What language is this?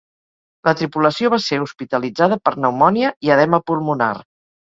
Catalan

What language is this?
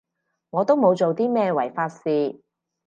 Cantonese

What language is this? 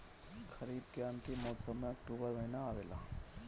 Bhojpuri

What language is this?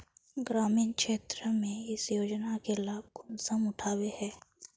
Magahi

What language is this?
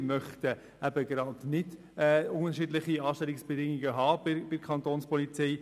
Swiss German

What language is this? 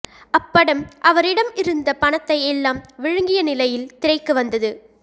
Tamil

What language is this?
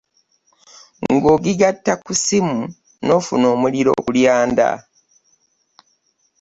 Ganda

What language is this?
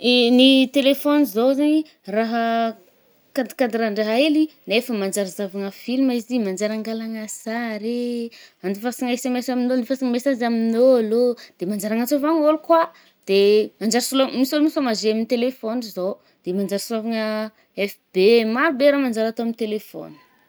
Northern Betsimisaraka Malagasy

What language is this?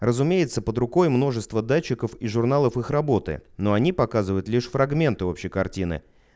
Russian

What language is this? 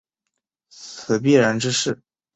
Chinese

